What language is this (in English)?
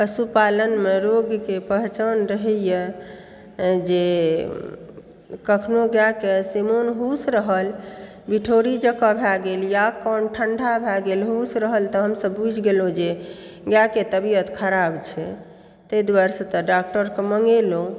Maithili